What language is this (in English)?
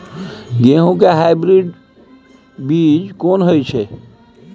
Maithili